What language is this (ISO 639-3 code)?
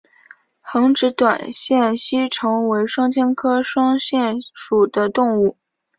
zho